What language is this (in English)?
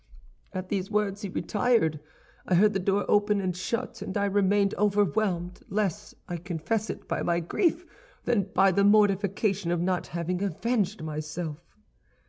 English